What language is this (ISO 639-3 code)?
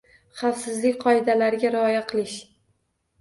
uzb